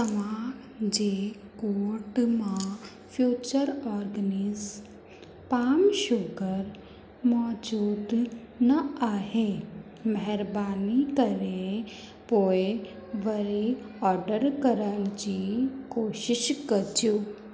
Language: Sindhi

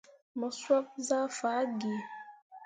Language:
Mundang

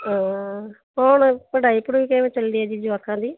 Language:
Punjabi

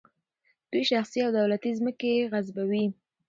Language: Pashto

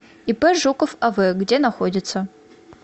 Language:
Russian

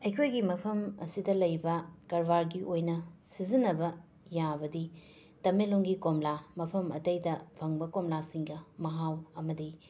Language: Manipuri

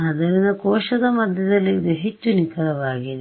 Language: Kannada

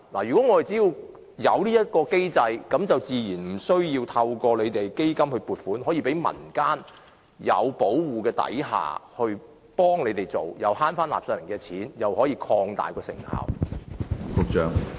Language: Cantonese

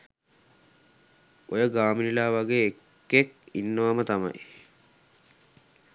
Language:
Sinhala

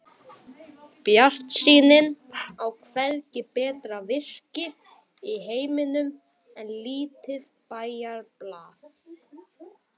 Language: Icelandic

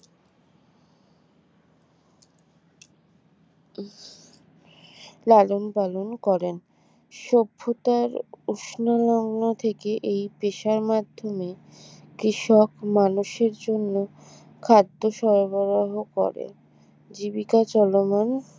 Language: Bangla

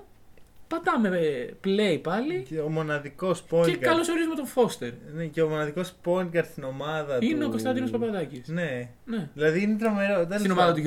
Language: Greek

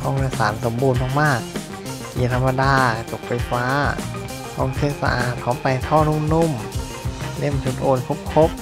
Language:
Thai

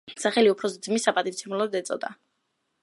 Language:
Georgian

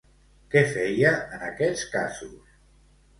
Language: Catalan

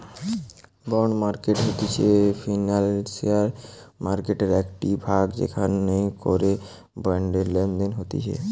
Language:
Bangla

